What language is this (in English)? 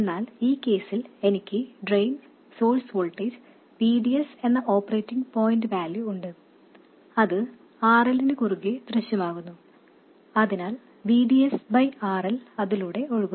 Malayalam